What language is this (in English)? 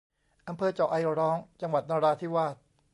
Thai